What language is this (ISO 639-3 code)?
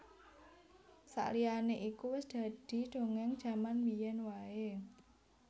jav